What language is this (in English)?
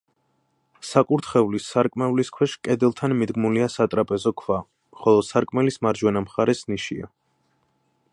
Georgian